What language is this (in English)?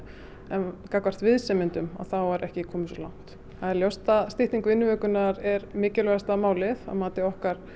Icelandic